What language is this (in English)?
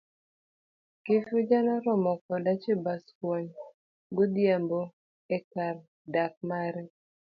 Luo (Kenya and Tanzania)